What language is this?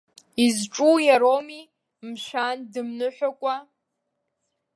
Abkhazian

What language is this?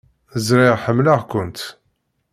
Kabyle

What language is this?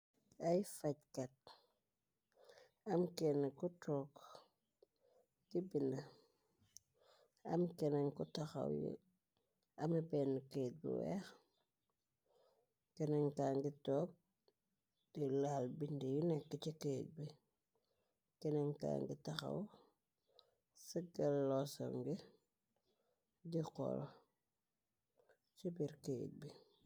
Wolof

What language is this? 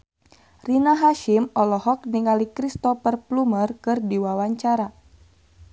Sundanese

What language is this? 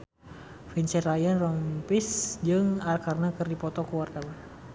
Sundanese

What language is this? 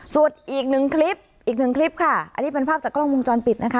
Thai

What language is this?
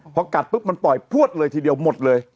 Thai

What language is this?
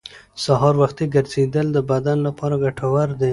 Pashto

